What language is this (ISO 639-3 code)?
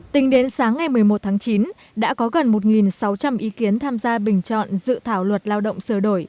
vie